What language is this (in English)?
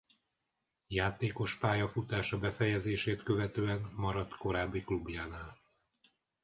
Hungarian